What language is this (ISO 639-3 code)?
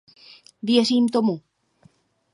ces